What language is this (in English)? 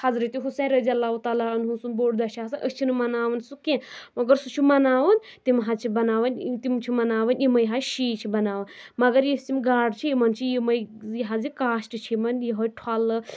Kashmiri